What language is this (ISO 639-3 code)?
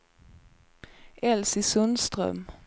swe